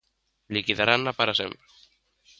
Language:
Galician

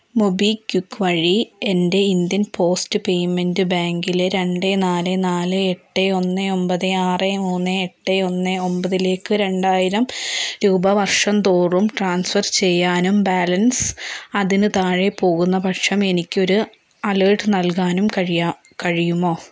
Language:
Malayalam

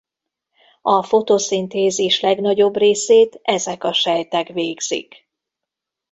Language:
Hungarian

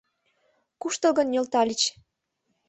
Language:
Mari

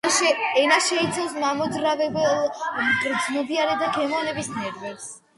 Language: Georgian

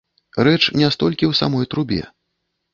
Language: Belarusian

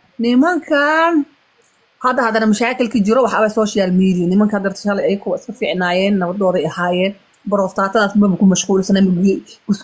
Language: Arabic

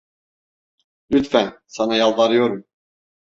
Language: Turkish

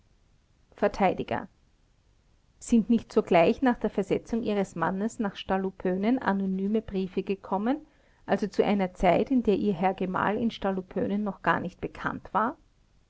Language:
German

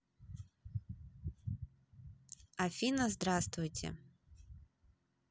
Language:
Russian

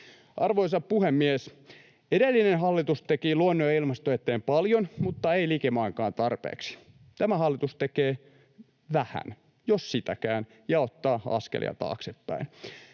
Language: Finnish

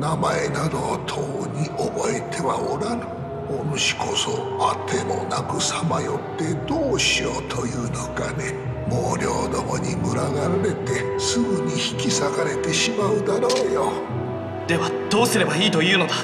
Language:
Japanese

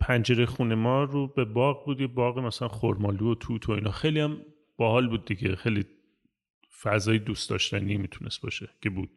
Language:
Persian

